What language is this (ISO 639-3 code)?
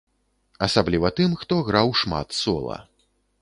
bel